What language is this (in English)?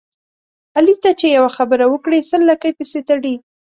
Pashto